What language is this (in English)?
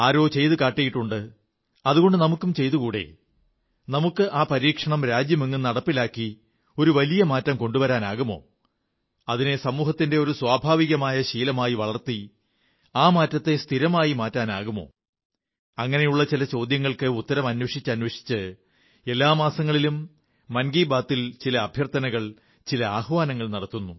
Malayalam